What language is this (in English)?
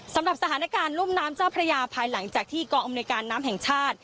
Thai